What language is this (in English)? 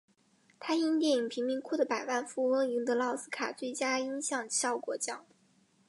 Chinese